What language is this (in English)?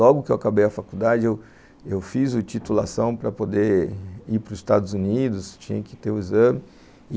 Portuguese